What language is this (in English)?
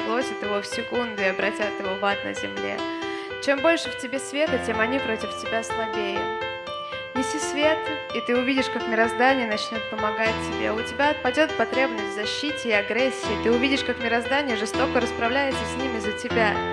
Russian